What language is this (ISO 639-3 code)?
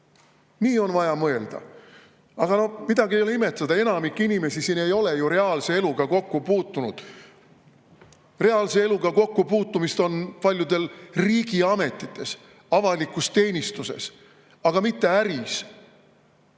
est